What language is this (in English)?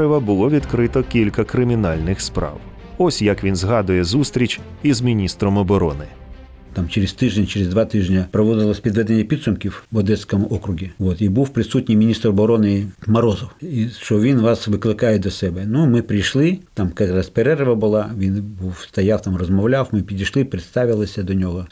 Ukrainian